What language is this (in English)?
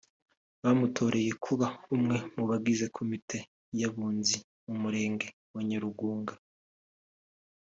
Kinyarwanda